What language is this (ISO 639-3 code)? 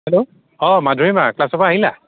asm